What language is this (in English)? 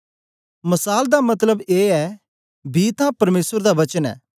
Dogri